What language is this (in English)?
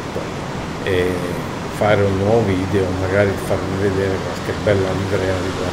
Italian